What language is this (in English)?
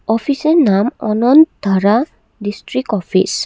Bangla